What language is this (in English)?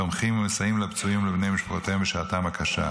Hebrew